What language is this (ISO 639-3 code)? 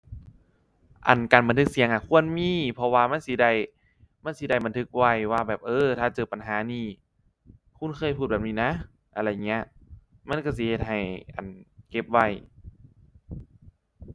tha